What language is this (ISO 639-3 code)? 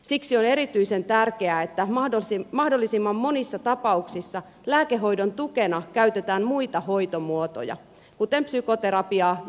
fin